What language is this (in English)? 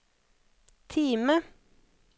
Norwegian